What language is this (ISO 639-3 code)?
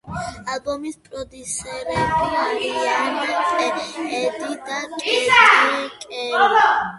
kat